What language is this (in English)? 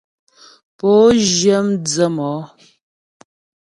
Ghomala